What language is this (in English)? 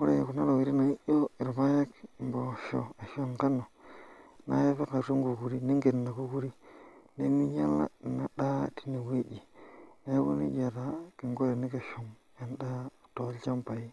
Masai